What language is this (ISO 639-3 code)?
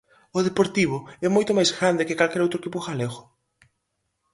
glg